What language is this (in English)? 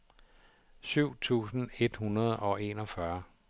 Danish